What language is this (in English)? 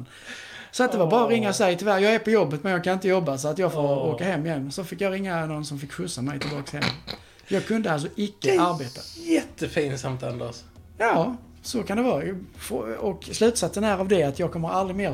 Swedish